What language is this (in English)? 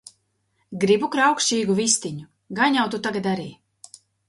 Latvian